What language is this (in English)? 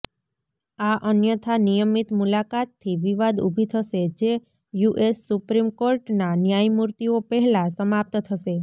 Gujarati